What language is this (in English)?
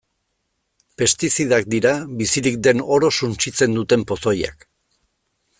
Basque